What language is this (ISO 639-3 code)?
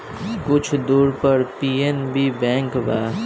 bho